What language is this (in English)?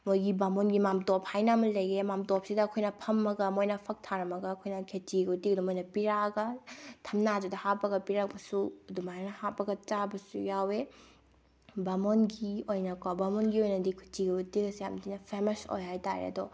Manipuri